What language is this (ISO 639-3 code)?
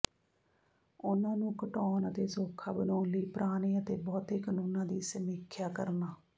pan